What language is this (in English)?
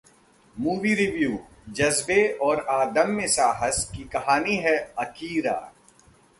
Hindi